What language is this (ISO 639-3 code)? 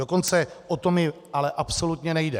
ces